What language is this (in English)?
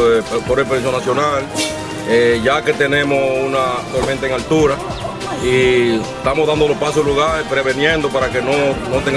Spanish